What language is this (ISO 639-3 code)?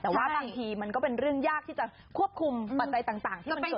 tha